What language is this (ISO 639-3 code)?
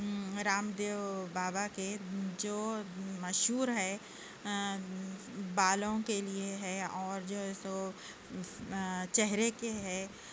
urd